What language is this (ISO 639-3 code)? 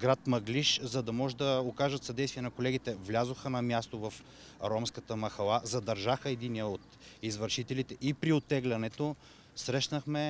bul